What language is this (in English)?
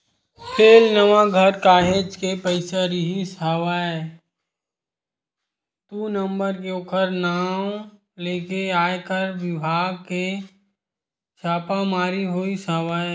Chhattisgarhi